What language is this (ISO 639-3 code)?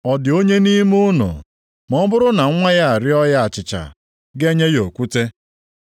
ibo